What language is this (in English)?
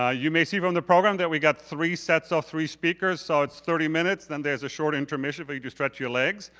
English